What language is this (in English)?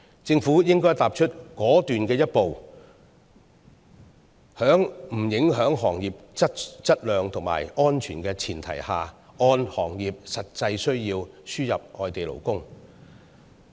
Cantonese